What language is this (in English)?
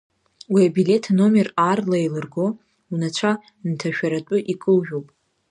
Abkhazian